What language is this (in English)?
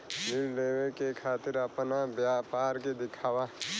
Bhojpuri